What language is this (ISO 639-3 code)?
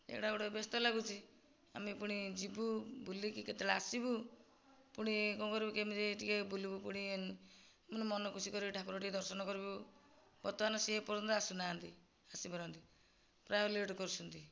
ori